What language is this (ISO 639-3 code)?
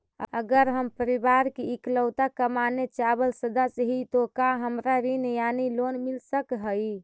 mag